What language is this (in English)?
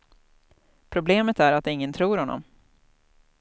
Swedish